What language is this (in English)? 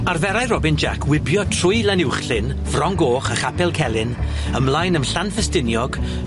Welsh